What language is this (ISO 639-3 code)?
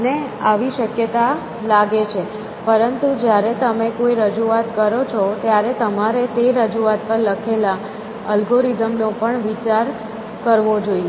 guj